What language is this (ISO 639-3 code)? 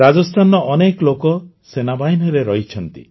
ori